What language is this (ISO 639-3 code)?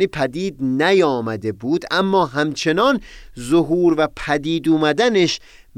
fas